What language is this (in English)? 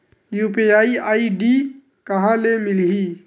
Chhattisgarhi